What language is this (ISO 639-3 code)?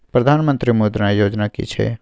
mai